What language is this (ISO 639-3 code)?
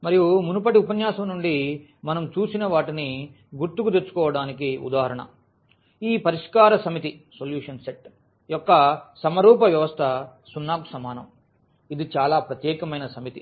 tel